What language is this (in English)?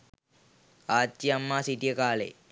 Sinhala